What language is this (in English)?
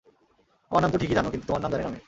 Bangla